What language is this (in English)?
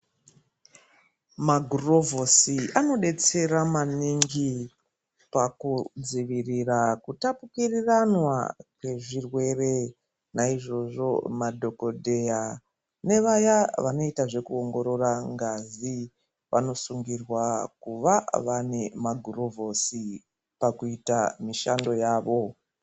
Ndau